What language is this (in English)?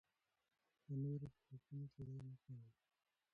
Pashto